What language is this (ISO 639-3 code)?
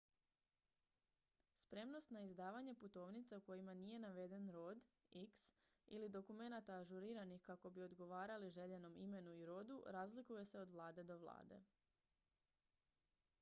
hrv